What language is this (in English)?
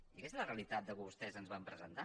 Catalan